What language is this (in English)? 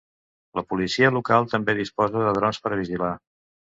Catalan